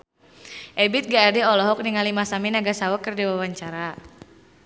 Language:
Sundanese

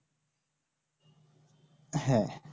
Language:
Bangla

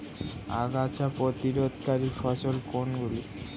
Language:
Bangla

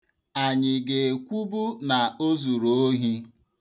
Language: Igbo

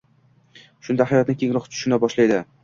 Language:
Uzbek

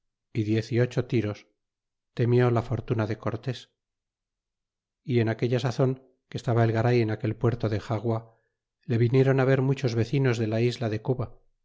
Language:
Spanish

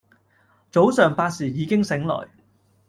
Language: Cantonese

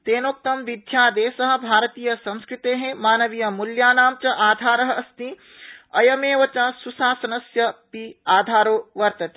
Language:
Sanskrit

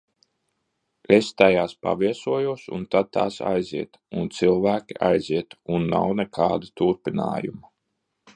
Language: Latvian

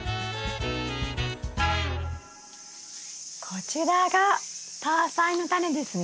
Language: Japanese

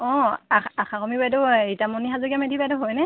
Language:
Assamese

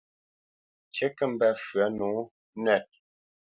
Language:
Bamenyam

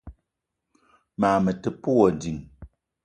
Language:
Eton (Cameroon)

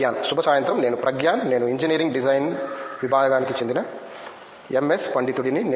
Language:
Telugu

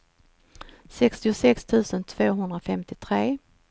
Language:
Swedish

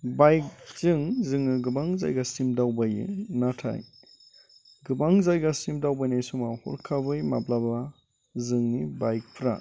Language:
Bodo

